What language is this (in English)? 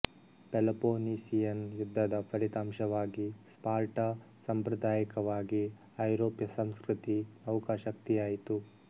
Kannada